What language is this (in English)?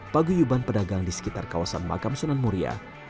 Indonesian